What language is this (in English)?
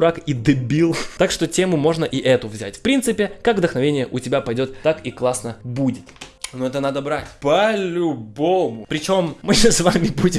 Russian